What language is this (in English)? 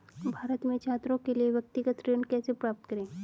Hindi